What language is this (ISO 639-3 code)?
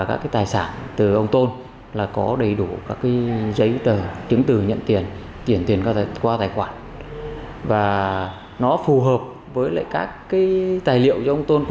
vie